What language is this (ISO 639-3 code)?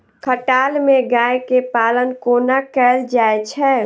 mai